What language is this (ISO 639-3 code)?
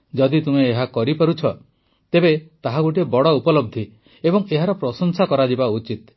ori